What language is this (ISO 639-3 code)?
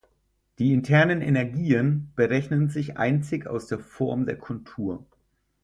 deu